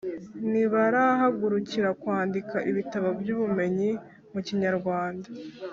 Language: Kinyarwanda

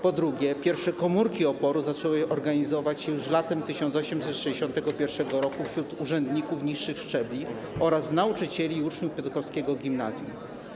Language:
Polish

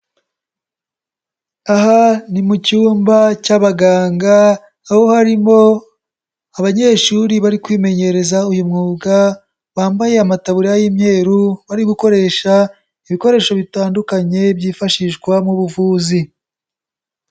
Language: Kinyarwanda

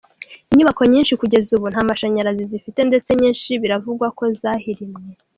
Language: Kinyarwanda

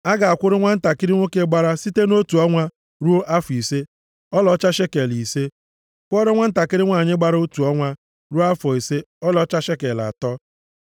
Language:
Igbo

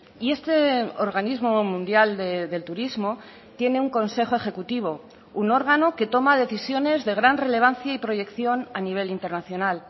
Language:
Spanish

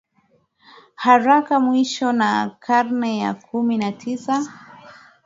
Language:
Swahili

